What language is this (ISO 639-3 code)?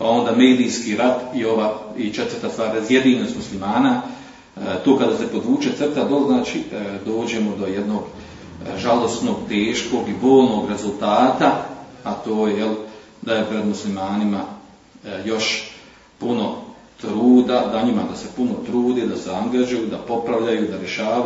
hrv